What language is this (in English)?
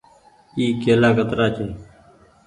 Goaria